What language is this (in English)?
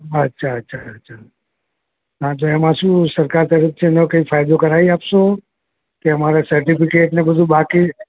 Gujarati